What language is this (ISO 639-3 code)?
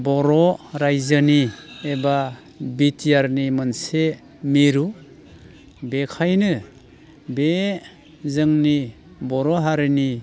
brx